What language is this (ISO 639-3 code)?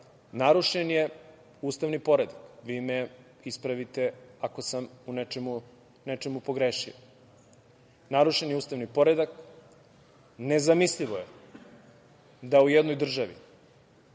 srp